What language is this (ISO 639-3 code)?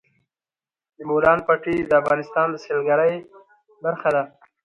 pus